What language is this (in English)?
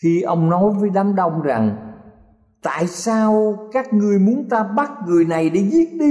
Vietnamese